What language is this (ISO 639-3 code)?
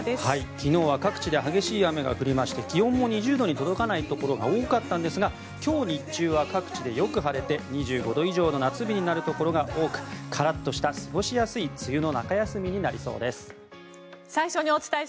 jpn